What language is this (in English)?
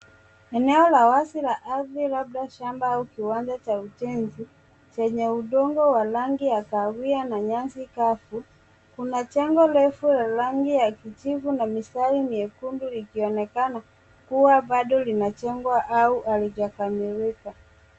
Swahili